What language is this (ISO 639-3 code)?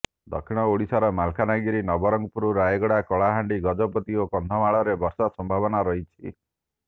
ori